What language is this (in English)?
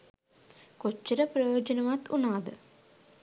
Sinhala